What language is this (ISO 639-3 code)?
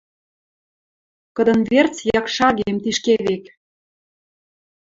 mrj